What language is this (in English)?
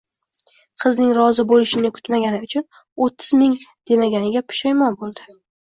Uzbek